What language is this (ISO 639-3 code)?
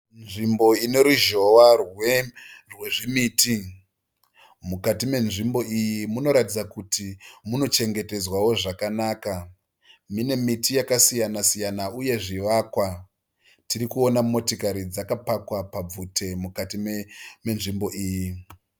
sna